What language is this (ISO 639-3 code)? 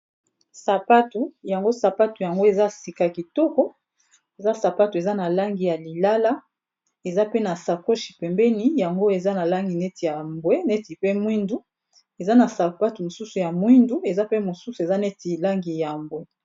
lin